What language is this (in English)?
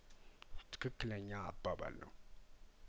Amharic